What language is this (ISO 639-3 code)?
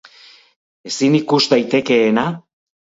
eus